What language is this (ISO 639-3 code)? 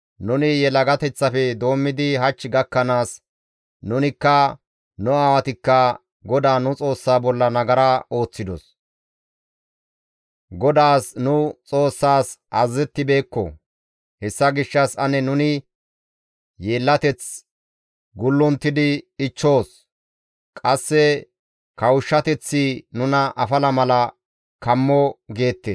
gmv